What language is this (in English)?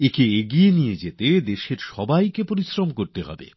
Bangla